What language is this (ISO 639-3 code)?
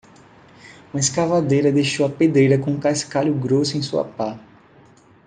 por